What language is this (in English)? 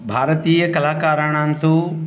Sanskrit